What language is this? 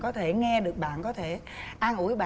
Vietnamese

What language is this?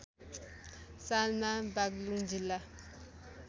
Nepali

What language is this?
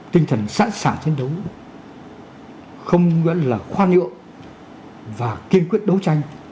Vietnamese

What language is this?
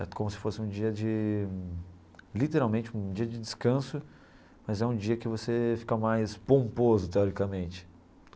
Portuguese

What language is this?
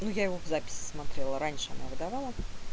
Russian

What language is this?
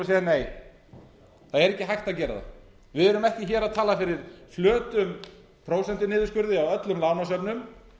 Icelandic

